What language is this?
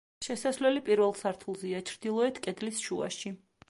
Georgian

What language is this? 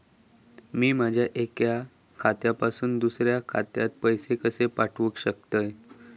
Marathi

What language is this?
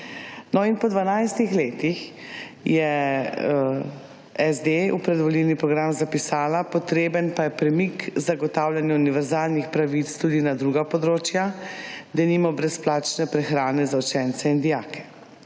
Slovenian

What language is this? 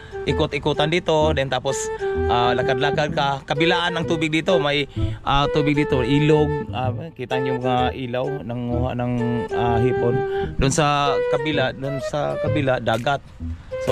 Filipino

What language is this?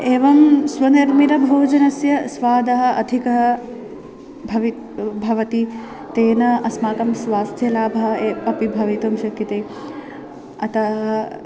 Sanskrit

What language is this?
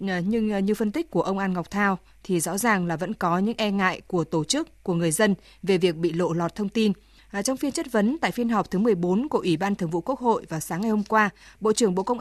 Vietnamese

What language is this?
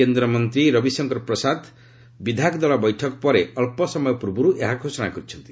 Odia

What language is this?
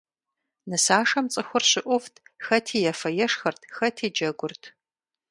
Kabardian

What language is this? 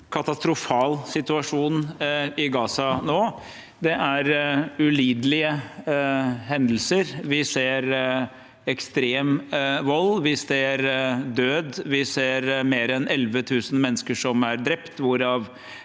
Norwegian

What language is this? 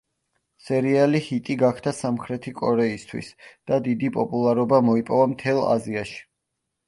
Georgian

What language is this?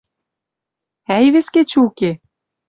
Western Mari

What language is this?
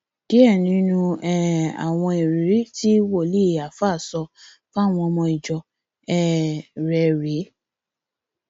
Yoruba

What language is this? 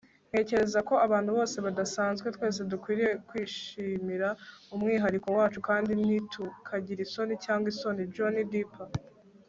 Kinyarwanda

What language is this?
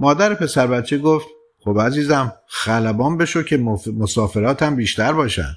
Persian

